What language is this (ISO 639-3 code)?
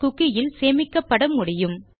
tam